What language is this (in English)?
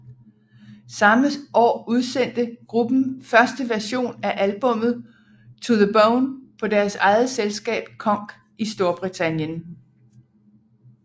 Danish